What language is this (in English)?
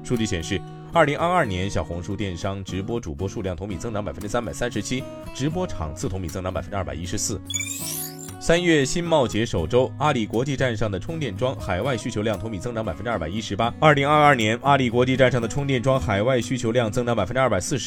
Chinese